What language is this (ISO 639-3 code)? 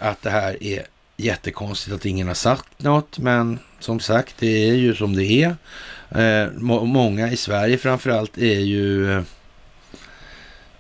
swe